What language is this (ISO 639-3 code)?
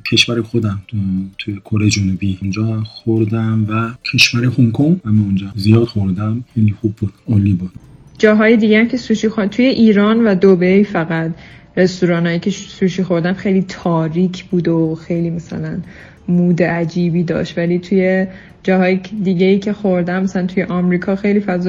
fas